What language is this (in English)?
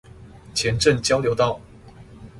Chinese